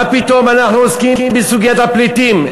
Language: Hebrew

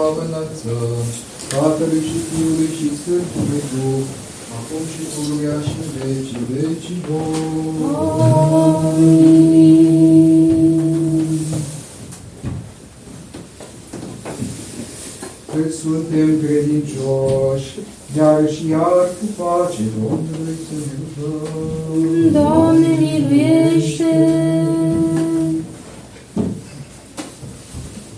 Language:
Romanian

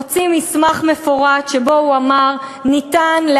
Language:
Hebrew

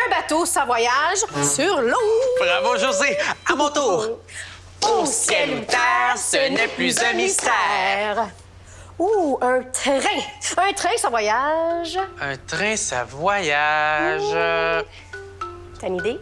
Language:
French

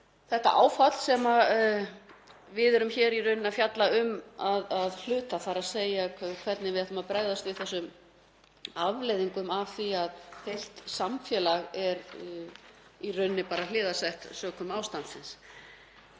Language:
Icelandic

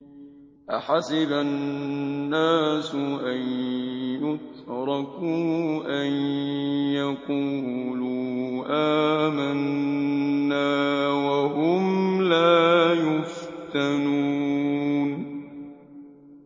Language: Arabic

